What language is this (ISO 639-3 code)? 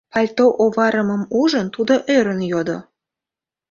chm